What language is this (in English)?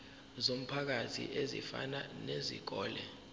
Zulu